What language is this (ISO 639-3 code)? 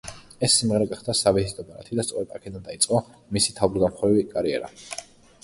kat